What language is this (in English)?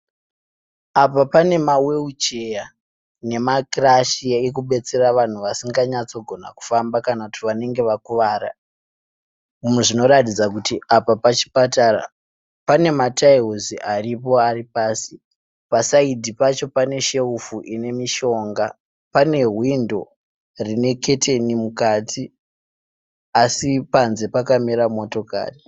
Shona